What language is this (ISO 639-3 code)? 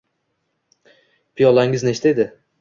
uzb